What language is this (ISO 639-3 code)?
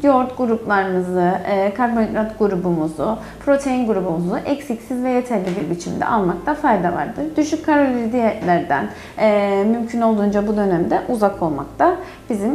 tur